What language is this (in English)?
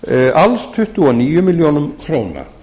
Icelandic